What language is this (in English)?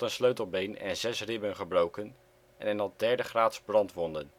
Dutch